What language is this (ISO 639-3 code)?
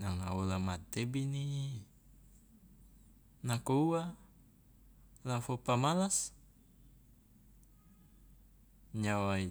loa